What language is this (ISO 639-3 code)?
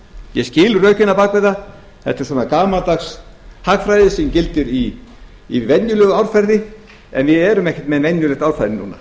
isl